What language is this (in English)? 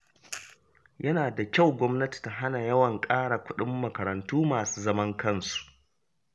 Hausa